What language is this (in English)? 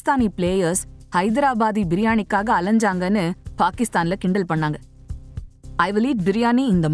Tamil